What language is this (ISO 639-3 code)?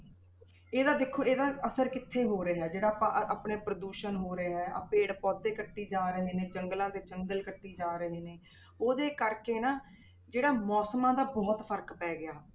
pan